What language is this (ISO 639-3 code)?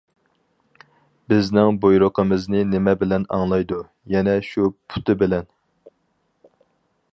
uig